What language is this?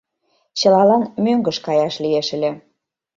Mari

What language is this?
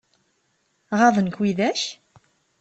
Kabyle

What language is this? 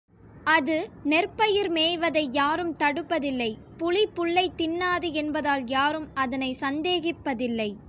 Tamil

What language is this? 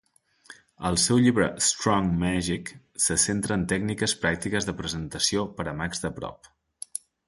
Catalan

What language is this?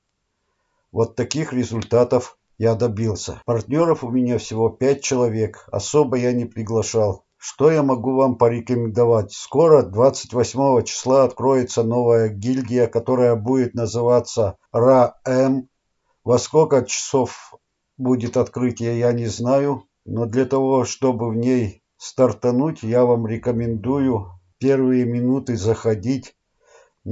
Russian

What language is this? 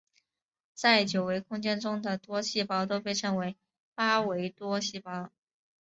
Chinese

